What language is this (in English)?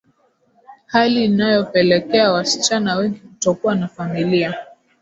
Swahili